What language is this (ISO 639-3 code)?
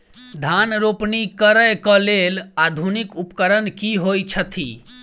mai